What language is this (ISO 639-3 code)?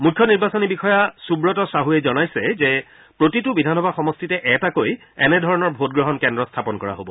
asm